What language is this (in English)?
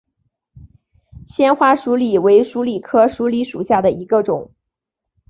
Chinese